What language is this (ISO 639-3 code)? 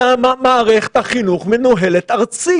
heb